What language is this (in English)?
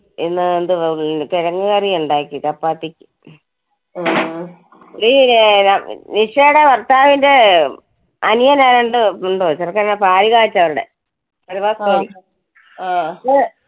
Malayalam